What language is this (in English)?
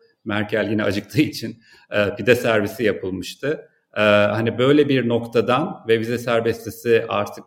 Turkish